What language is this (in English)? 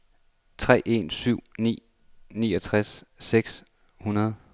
Danish